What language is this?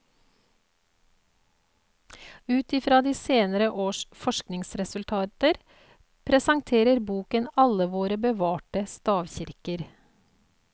Norwegian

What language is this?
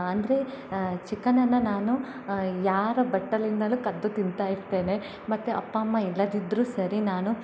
Kannada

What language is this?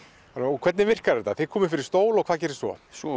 Icelandic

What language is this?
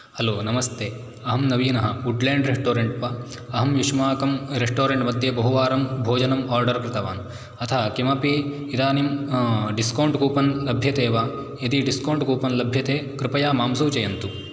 Sanskrit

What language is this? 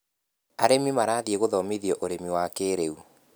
Kikuyu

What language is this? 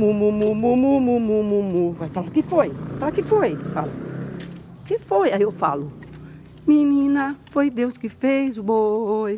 Portuguese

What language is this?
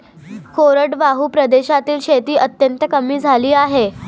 Marathi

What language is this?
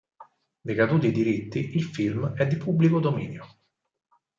Italian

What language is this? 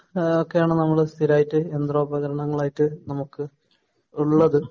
Malayalam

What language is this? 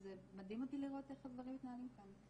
Hebrew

